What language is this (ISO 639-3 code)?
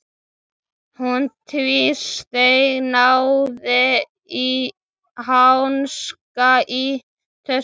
isl